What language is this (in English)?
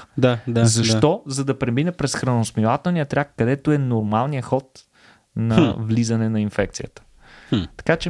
Bulgarian